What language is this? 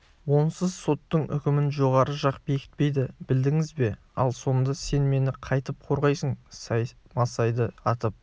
Kazakh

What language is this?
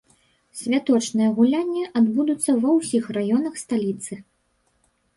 Belarusian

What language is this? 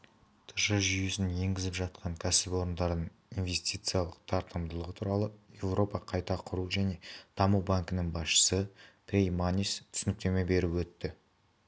Kazakh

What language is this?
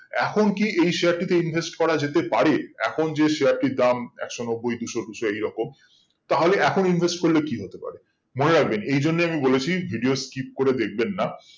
Bangla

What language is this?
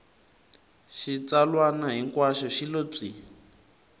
Tsonga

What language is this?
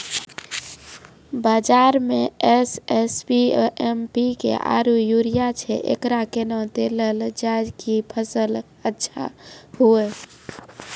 Maithili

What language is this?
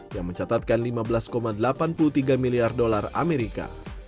Indonesian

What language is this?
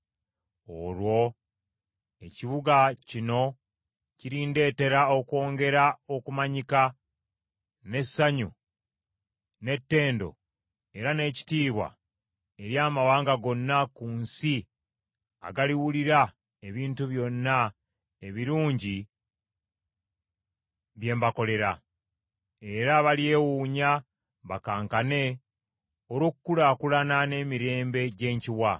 Ganda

